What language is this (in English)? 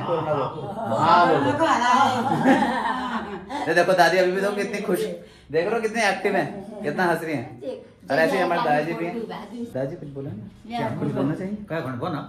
Hindi